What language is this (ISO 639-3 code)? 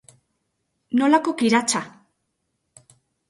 eus